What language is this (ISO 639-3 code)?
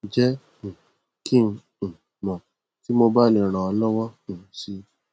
yor